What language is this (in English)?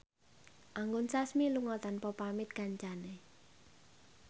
Javanese